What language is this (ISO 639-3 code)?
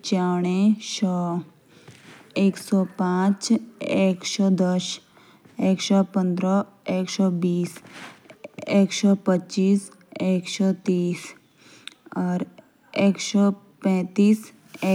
jns